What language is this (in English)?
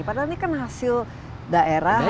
Indonesian